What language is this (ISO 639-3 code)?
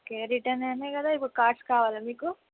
tel